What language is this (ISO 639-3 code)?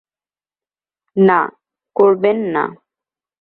ben